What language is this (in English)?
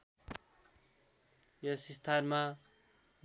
Nepali